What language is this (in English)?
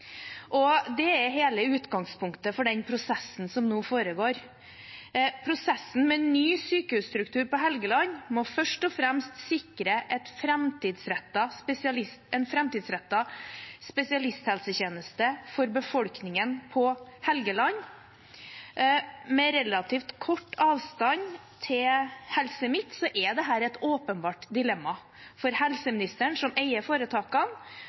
Norwegian Bokmål